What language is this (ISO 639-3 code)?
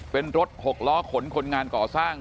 tha